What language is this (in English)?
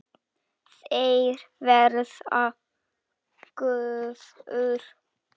Icelandic